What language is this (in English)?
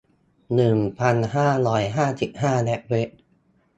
Thai